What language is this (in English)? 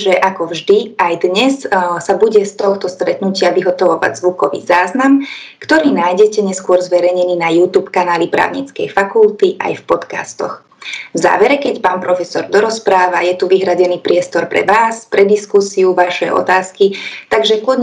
Slovak